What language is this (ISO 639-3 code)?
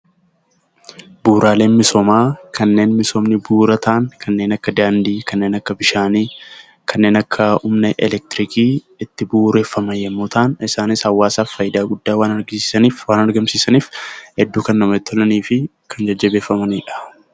orm